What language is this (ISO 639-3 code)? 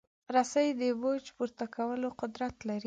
pus